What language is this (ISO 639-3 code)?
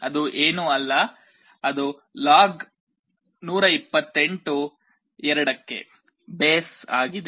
kan